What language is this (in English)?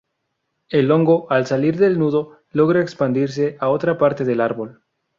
Spanish